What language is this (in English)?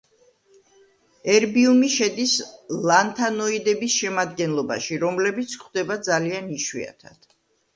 Georgian